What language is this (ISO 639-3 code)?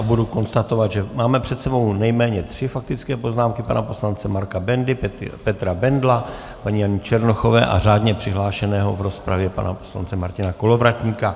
ces